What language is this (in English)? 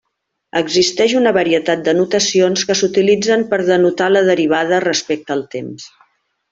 Catalan